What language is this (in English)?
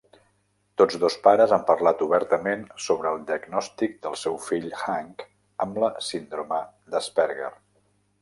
Catalan